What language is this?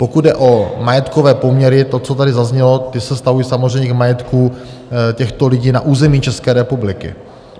Czech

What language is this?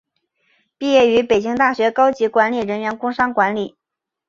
Chinese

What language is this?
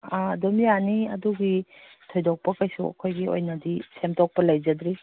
Manipuri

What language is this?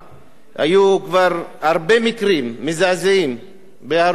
Hebrew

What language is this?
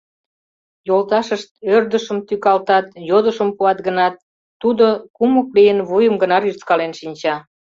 Mari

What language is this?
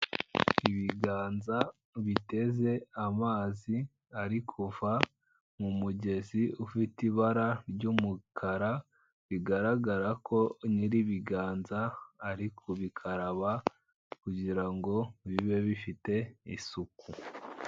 Kinyarwanda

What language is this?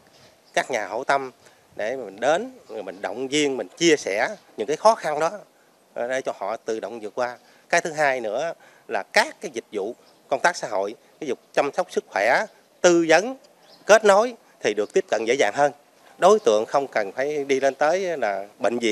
Vietnamese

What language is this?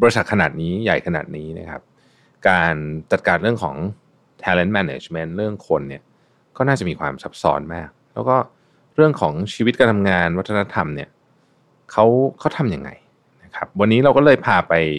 Thai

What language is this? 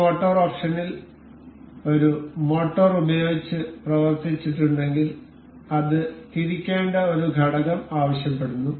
Malayalam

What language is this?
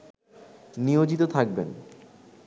Bangla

